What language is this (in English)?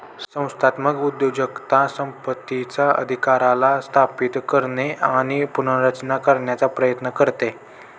Marathi